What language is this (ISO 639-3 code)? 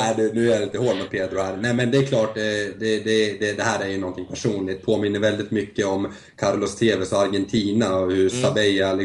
swe